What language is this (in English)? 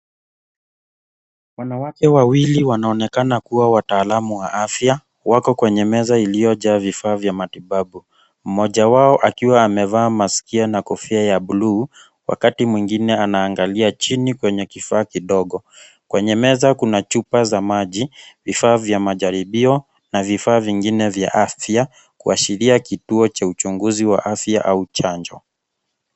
Swahili